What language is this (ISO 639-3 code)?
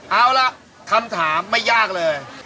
tha